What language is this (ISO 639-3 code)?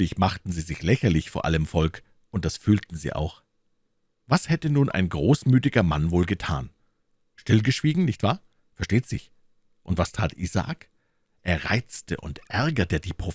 deu